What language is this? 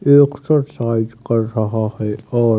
Hindi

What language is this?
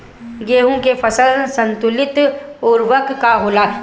Bhojpuri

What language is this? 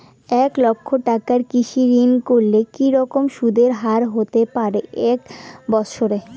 Bangla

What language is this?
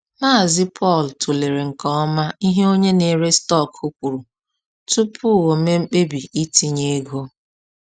Igbo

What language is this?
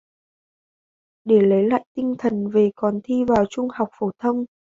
Vietnamese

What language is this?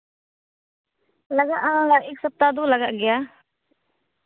Santali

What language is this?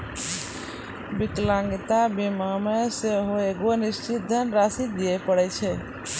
Maithili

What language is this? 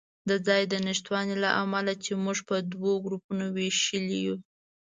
Pashto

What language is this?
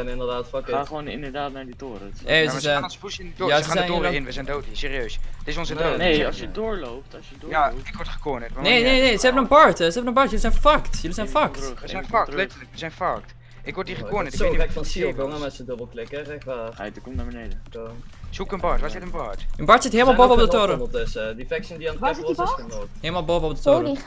Dutch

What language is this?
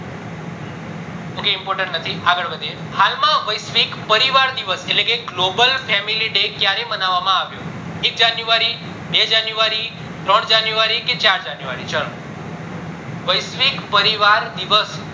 Gujarati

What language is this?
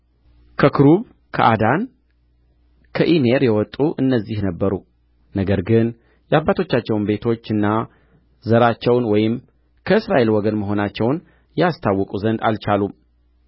Amharic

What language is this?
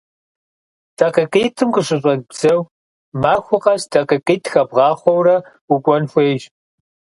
Kabardian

